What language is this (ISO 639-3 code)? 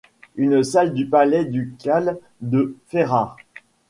fra